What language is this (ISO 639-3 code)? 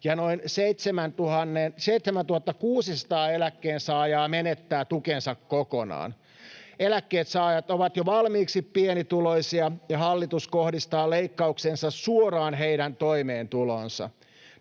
fin